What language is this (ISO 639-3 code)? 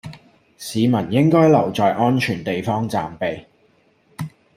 yue